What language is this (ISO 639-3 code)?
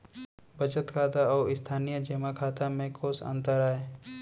hne